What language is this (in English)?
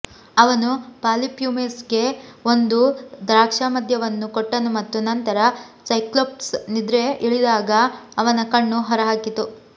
Kannada